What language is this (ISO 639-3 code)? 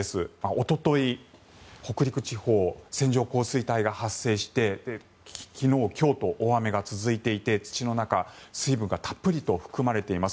jpn